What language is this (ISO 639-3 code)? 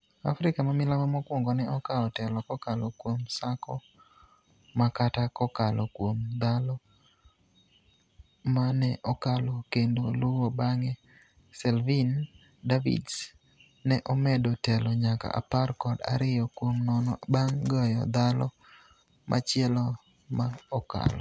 luo